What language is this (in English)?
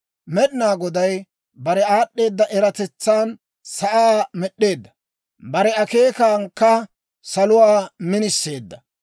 Dawro